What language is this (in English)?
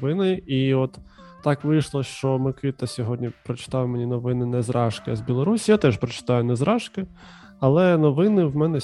Ukrainian